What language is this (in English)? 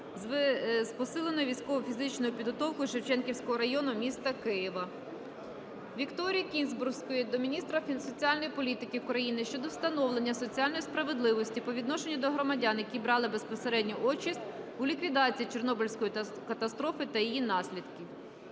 Ukrainian